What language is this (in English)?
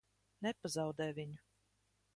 Latvian